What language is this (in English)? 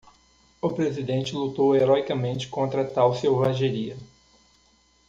Portuguese